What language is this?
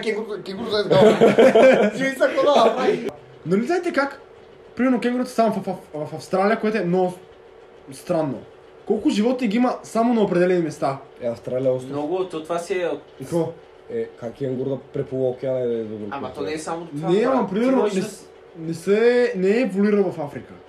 Bulgarian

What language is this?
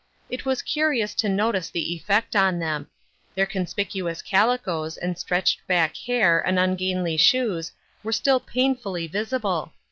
English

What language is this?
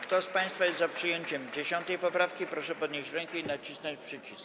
Polish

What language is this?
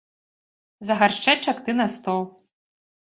Belarusian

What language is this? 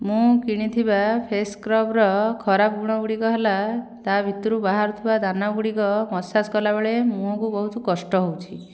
Odia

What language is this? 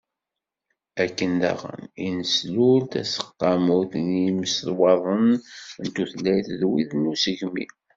Kabyle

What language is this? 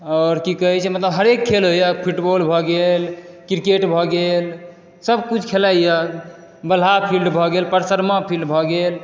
Maithili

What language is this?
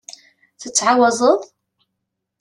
Kabyle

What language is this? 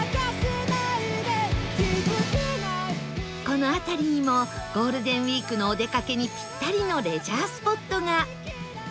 Japanese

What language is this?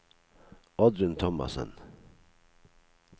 Norwegian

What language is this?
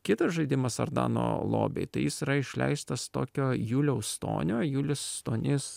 Lithuanian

